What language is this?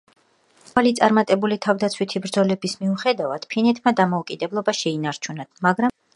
Georgian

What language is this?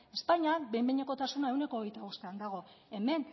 Basque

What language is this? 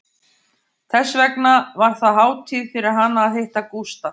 Icelandic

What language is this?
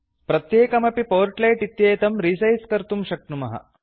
Sanskrit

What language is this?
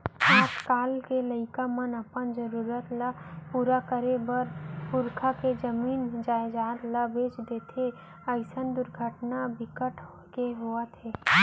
Chhattisgarhi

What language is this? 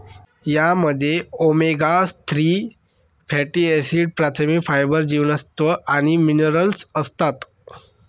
Marathi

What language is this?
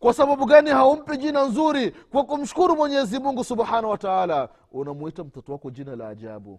Swahili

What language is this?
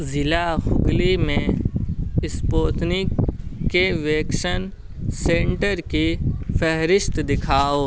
Urdu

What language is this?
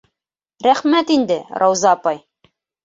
Bashkir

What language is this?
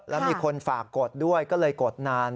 Thai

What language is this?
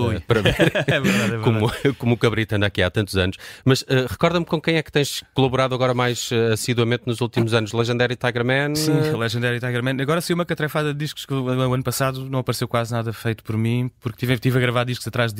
Portuguese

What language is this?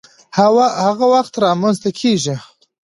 Pashto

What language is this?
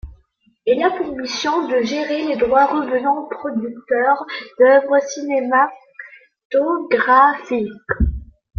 French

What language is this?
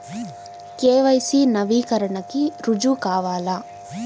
Telugu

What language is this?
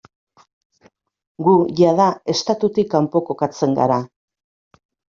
Basque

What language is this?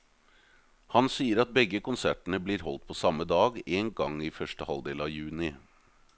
Norwegian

